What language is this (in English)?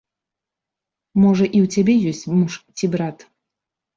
Belarusian